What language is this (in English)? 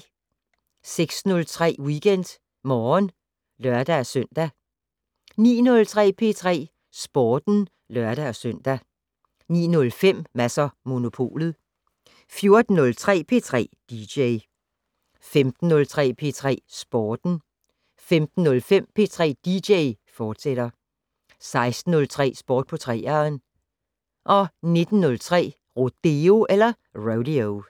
Danish